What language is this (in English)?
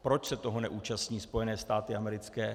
Czech